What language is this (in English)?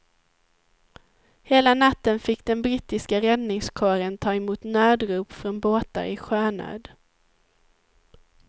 Swedish